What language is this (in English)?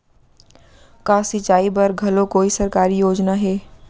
Chhattisgarhi